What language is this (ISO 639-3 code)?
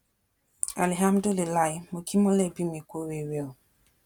yor